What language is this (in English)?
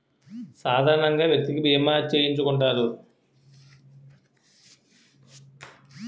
Telugu